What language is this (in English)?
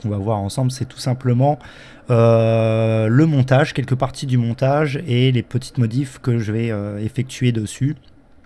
French